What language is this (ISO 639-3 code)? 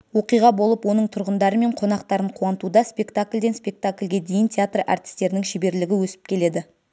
kaz